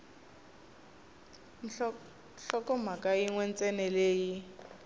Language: Tsonga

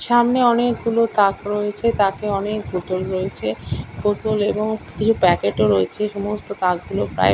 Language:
Bangla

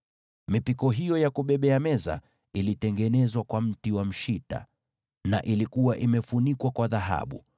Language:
Swahili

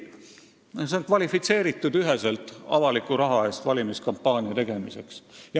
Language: Estonian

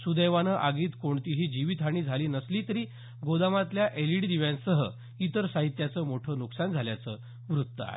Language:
Marathi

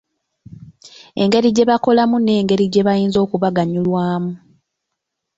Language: Ganda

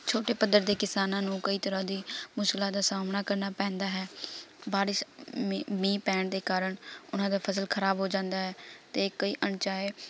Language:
Punjabi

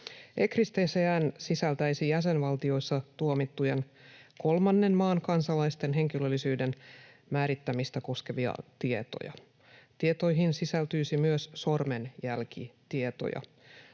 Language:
Finnish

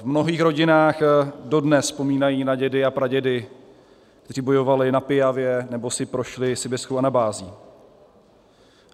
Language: Czech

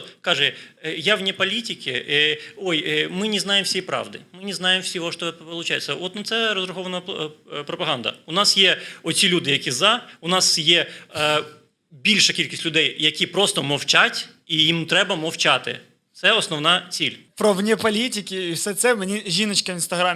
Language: Ukrainian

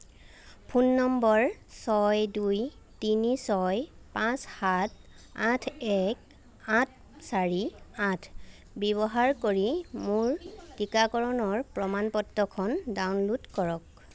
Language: Assamese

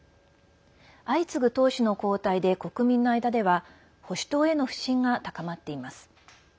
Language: Japanese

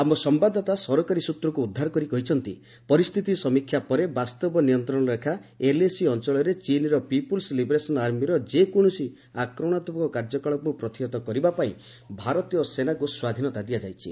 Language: Odia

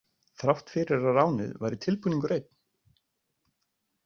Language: Icelandic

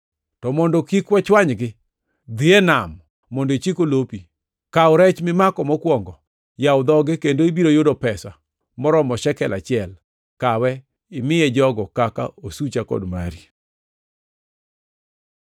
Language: Luo (Kenya and Tanzania)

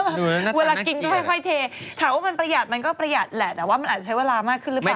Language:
Thai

